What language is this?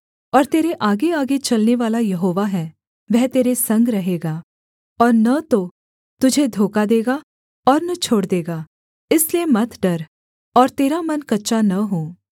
Hindi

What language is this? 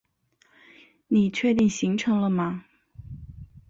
Chinese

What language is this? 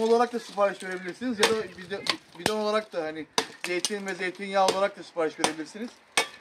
Turkish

